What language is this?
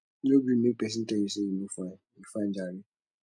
Nigerian Pidgin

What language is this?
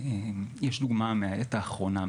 Hebrew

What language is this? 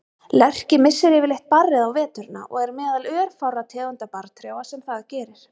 Icelandic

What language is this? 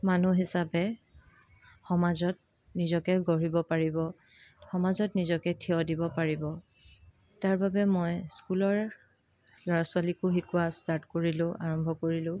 Assamese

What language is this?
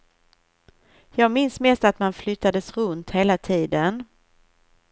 Swedish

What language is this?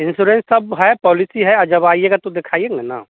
Hindi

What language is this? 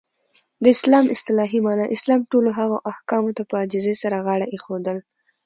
Pashto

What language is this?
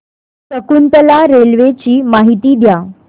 Marathi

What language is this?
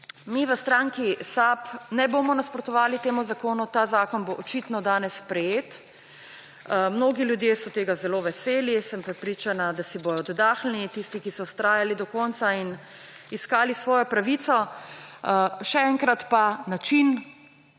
Slovenian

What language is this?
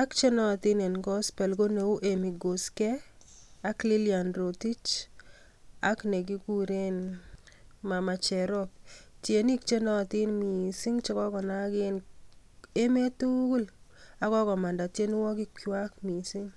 Kalenjin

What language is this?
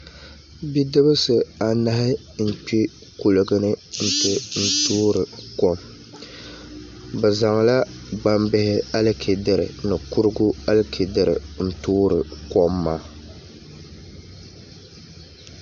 Dagbani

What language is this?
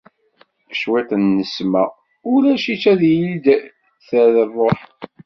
Kabyle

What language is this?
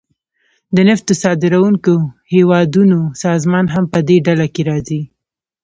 Pashto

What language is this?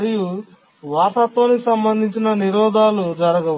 Telugu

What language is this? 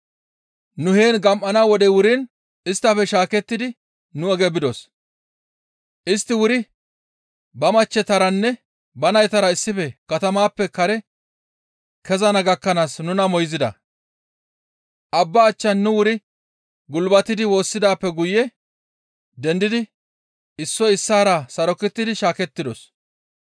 Gamo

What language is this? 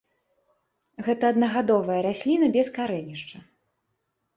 Belarusian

